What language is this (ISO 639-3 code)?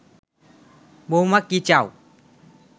ben